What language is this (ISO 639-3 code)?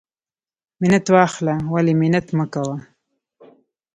pus